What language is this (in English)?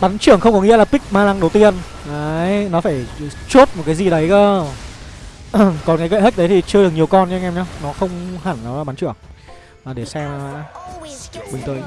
Vietnamese